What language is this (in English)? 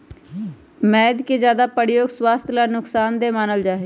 Magahi